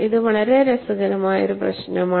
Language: Malayalam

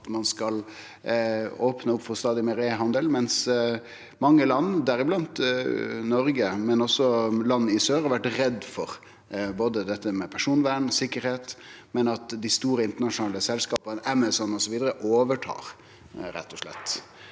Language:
Norwegian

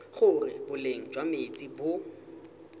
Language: Tswana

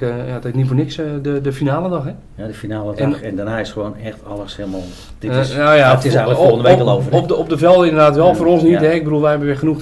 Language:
Dutch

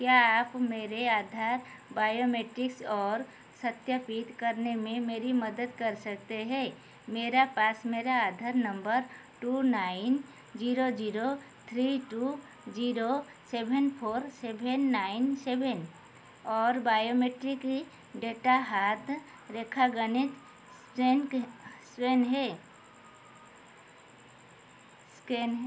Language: Hindi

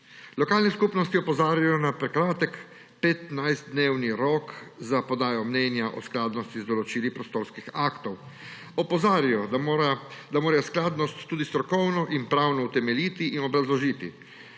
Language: Slovenian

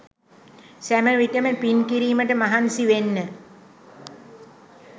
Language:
Sinhala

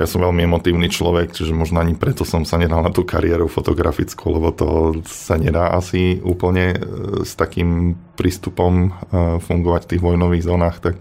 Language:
Slovak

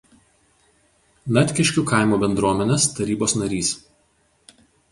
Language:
Lithuanian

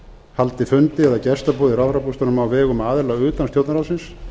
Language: Icelandic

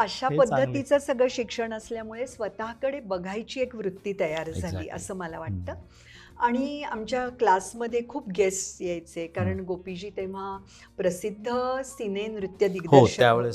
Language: Marathi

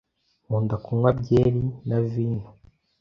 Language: Kinyarwanda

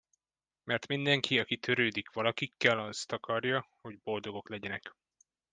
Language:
Hungarian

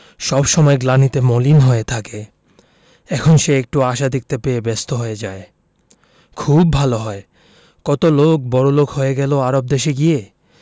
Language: Bangla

